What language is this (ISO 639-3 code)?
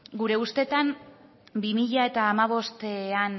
eus